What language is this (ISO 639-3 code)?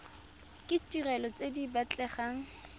tsn